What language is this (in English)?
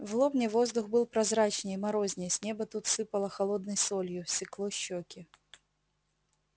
Russian